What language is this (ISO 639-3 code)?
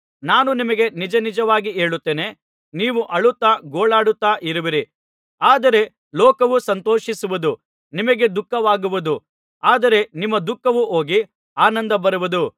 kan